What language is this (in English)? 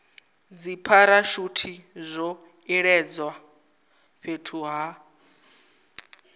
Venda